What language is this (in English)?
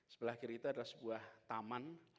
Indonesian